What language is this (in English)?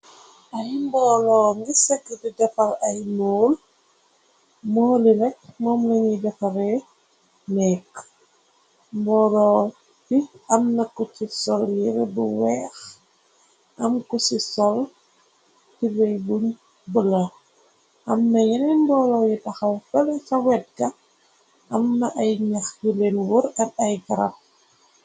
Wolof